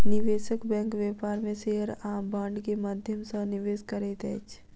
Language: Maithili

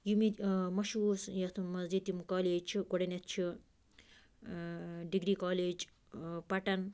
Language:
Kashmiri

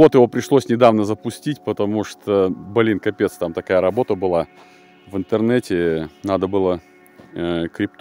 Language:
Russian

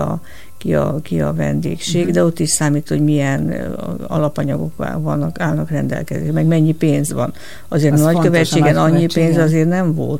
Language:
Hungarian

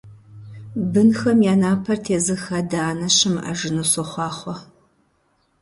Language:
Kabardian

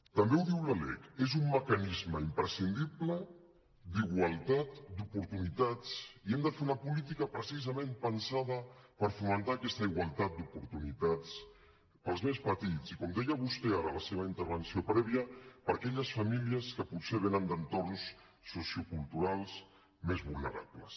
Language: Catalan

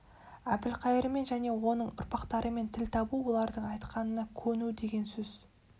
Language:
Kazakh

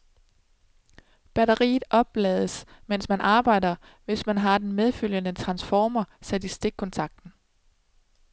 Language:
Danish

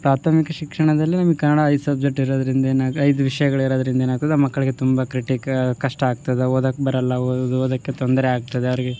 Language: Kannada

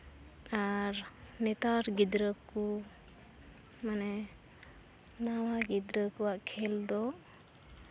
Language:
Santali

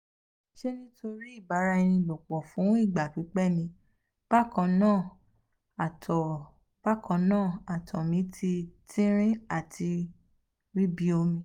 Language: Yoruba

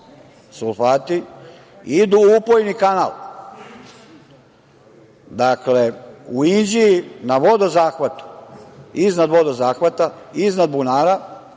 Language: Serbian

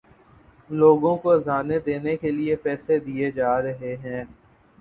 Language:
Urdu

